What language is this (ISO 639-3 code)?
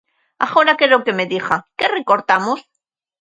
glg